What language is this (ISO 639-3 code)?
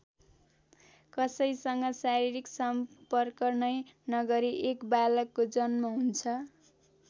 nep